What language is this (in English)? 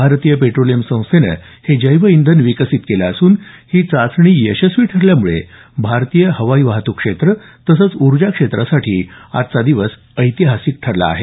Marathi